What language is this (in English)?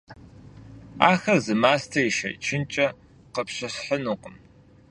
Kabardian